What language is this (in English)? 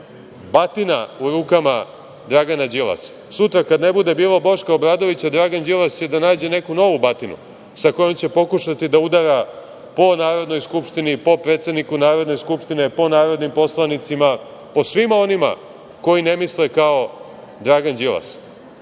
Serbian